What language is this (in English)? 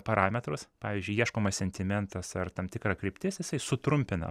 Lithuanian